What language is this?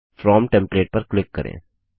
Hindi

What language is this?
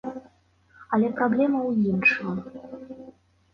Belarusian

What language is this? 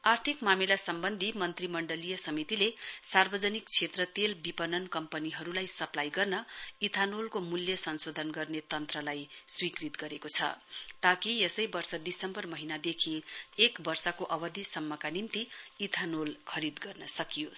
Nepali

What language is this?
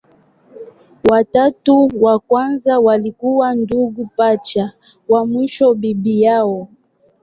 Swahili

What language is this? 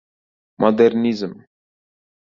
Uzbek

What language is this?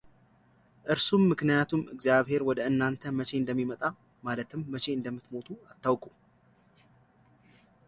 Amharic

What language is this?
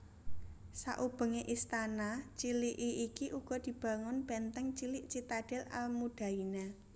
Javanese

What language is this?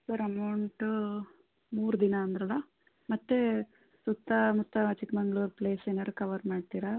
Kannada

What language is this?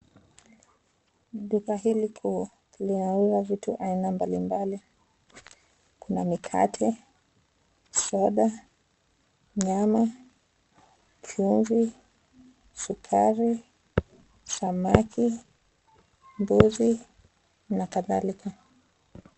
Swahili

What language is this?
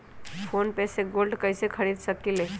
Magahi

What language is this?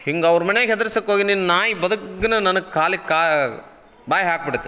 Kannada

